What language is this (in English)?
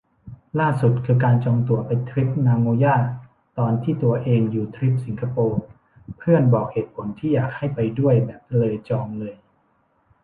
Thai